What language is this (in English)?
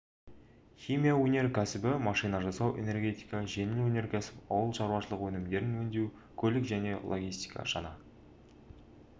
Kazakh